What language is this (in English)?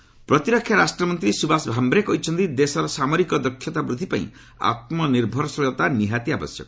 Odia